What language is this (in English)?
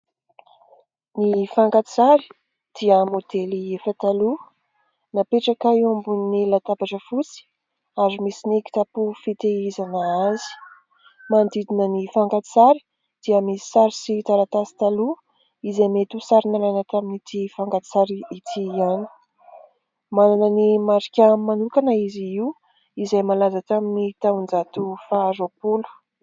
Malagasy